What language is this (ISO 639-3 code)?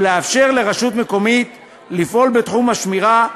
heb